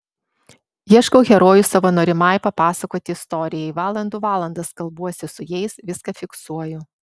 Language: Lithuanian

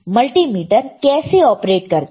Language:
Hindi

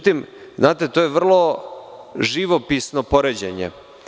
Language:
Serbian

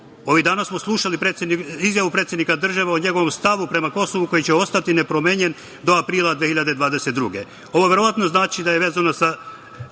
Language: Serbian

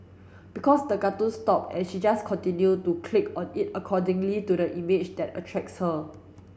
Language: English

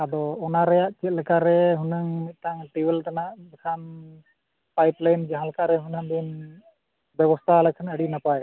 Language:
Santali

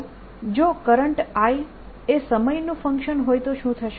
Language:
Gujarati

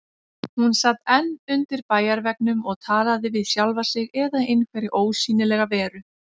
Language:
Icelandic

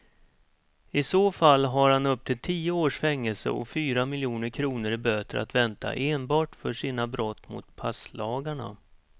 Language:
Swedish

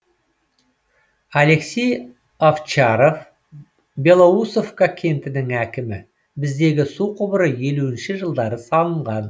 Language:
Kazakh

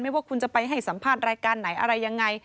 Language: Thai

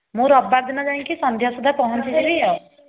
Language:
Odia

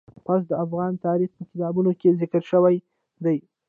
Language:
Pashto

